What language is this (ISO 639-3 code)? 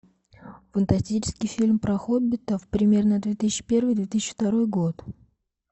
rus